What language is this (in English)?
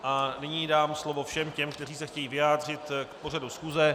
Czech